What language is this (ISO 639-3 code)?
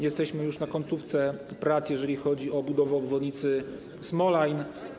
pol